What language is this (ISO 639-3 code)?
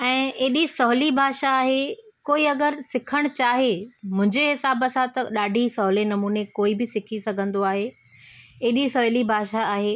snd